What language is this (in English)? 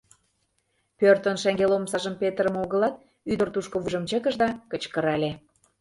Mari